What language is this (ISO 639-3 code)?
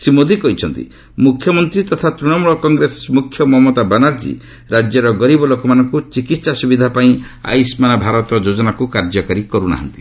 ori